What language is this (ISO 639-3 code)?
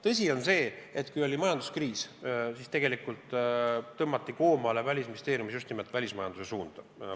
est